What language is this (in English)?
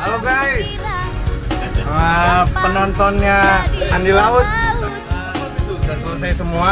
Dutch